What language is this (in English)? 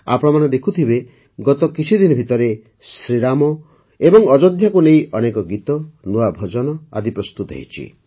Odia